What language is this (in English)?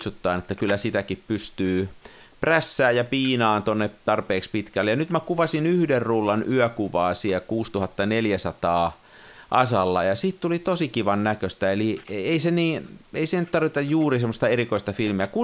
Finnish